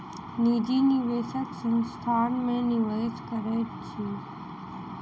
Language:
Maithili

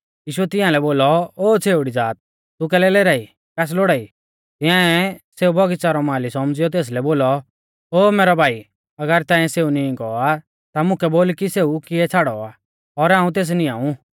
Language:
Mahasu Pahari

